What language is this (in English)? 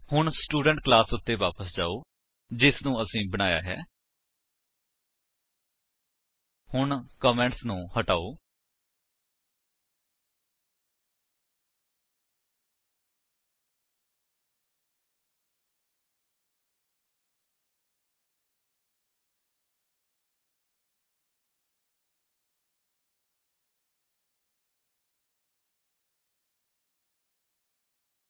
Punjabi